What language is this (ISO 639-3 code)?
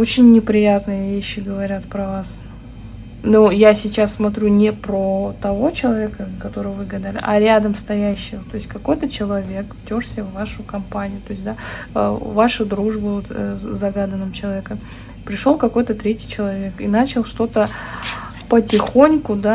rus